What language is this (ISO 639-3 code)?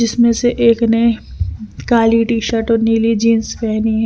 hin